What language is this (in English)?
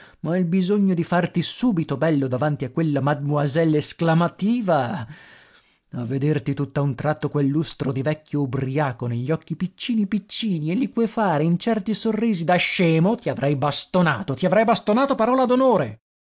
Italian